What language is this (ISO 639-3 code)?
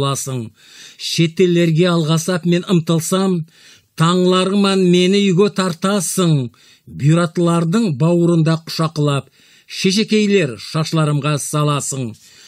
tur